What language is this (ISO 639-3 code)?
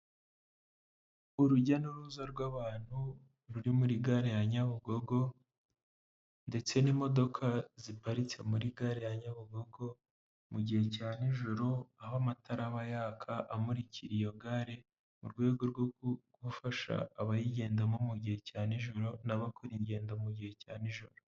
kin